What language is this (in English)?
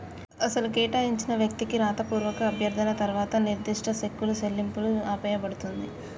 Telugu